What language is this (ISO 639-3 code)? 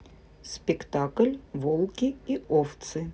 rus